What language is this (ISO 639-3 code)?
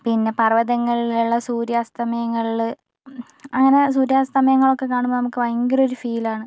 mal